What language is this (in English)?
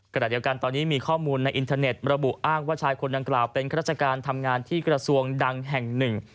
Thai